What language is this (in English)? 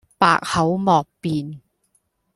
Cantonese